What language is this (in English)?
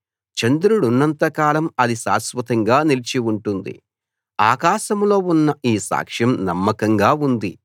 Telugu